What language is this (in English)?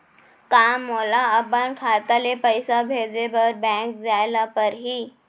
Chhattisgarhi